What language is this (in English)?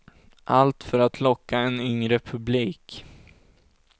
Swedish